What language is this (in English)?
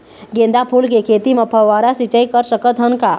Chhattisgarhi